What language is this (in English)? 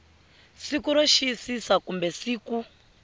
Tsonga